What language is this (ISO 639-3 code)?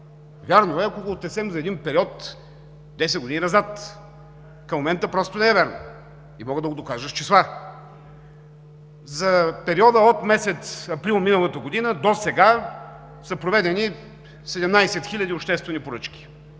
bul